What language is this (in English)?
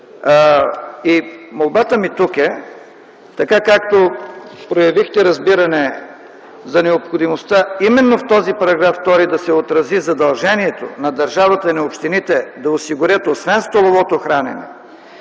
Bulgarian